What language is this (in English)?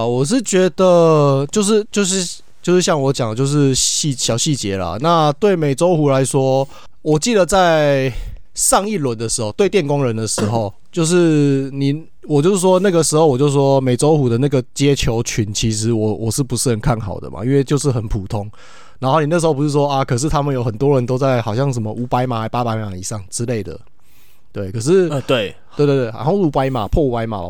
Chinese